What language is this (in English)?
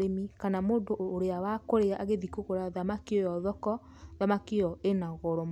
Kikuyu